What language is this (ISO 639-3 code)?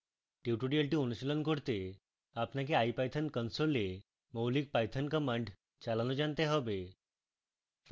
ben